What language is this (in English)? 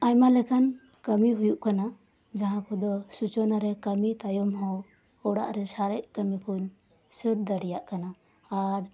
Santali